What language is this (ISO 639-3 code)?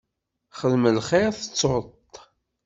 kab